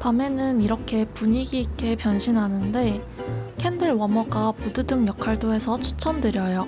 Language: Korean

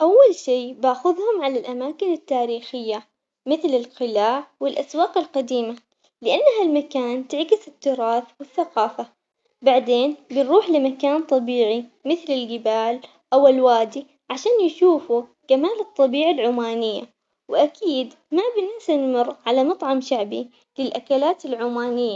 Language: Omani Arabic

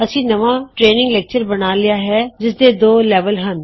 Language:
Punjabi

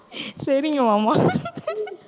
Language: Tamil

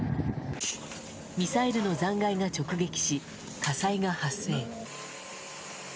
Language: Japanese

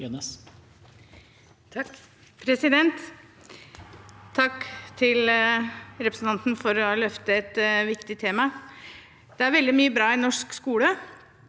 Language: Norwegian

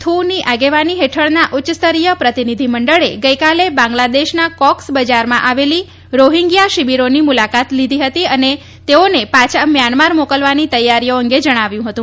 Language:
Gujarati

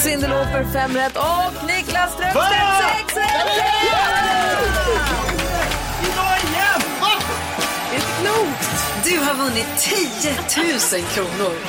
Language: Swedish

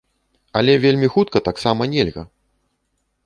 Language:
Belarusian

